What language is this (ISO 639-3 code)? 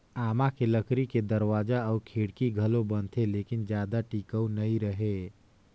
hne